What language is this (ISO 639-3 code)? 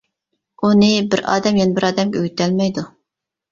uig